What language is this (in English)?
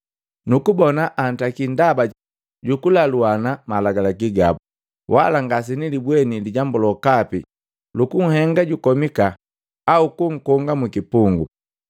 Matengo